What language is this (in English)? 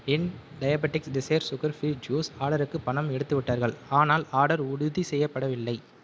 Tamil